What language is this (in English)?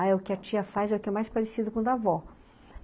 Portuguese